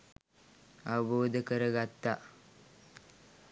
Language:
Sinhala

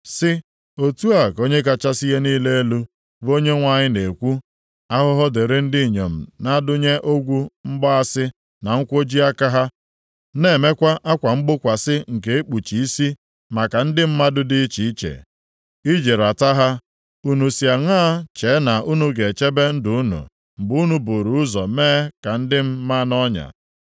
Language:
Igbo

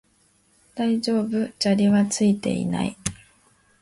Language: Japanese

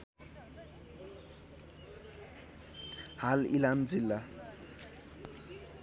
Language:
Nepali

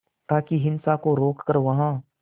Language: Hindi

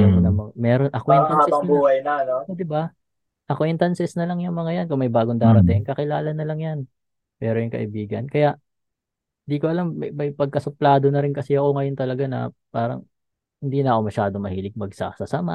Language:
Filipino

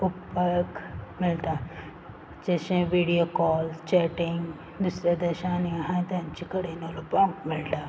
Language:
Konkani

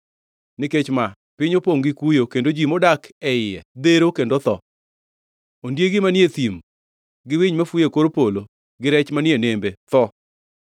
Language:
Luo (Kenya and Tanzania)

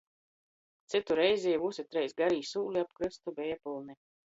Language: Latgalian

